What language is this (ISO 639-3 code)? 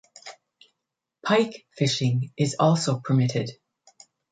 eng